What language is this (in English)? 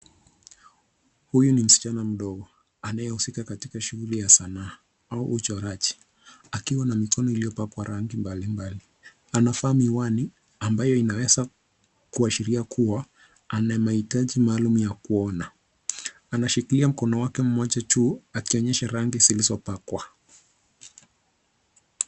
Swahili